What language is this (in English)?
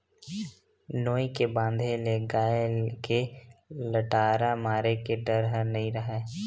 Chhattisgarhi